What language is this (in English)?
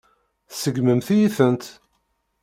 Kabyle